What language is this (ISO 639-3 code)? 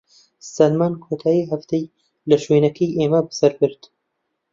ckb